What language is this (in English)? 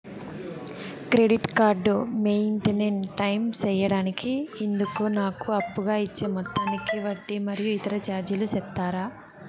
Telugu